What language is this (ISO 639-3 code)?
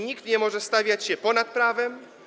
pol